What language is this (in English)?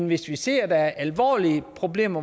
Danish